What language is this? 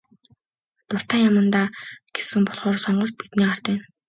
Mongolian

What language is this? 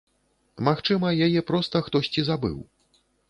Belarusian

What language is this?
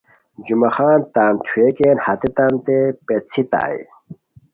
Khowar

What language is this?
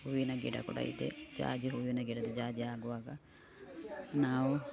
Kannada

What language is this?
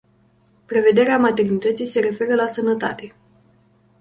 Romanian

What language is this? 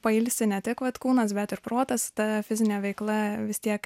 Lithuanian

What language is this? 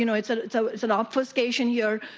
English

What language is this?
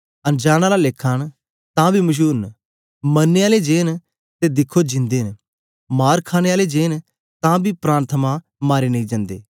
Dogri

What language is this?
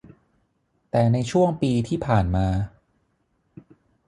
Thai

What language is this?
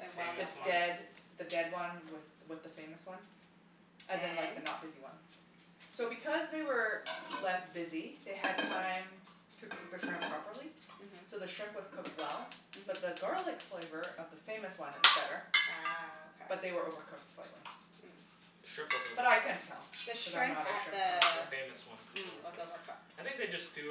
English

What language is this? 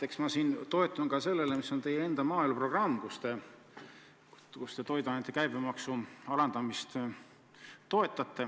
Estonian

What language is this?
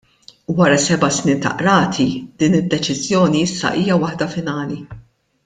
Maltese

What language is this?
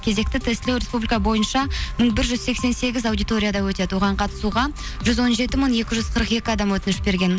Kazakh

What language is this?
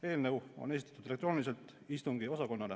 Estonian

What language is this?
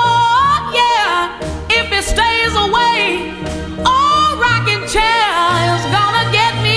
Dutch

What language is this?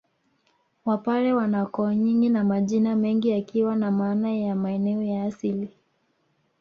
Swahili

